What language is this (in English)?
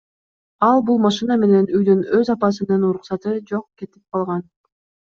Kyrgyz